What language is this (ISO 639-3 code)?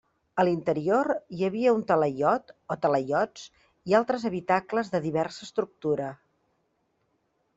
cat